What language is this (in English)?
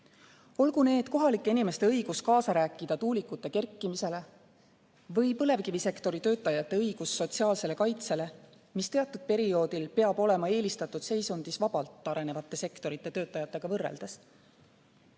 Estonian